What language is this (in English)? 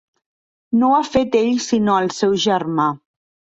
Catalan